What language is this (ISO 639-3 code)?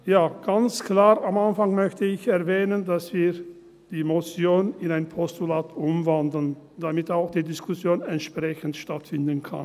gsw